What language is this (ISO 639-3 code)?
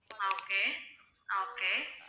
tam